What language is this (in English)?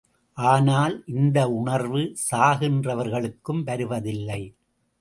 Tamil